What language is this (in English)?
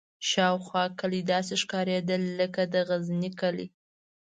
Pashto